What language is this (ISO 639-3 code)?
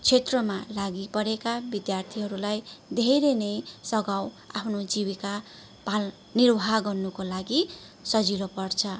nep